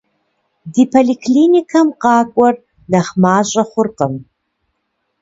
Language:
Kabardian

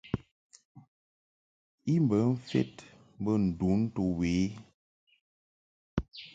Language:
Mungaka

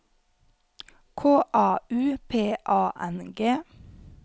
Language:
Norwegian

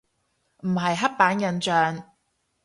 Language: Cantonese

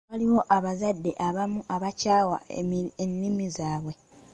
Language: Ganda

